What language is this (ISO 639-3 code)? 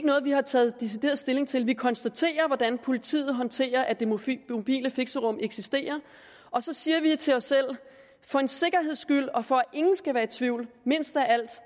dan